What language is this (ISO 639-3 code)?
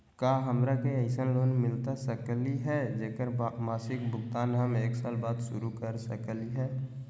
mag